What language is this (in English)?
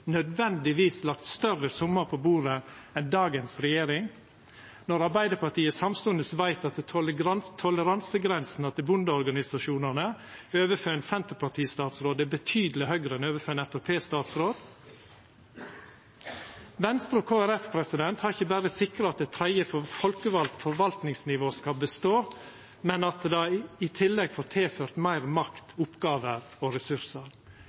Norwegian Nynorsk